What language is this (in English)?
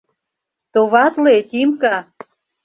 Mari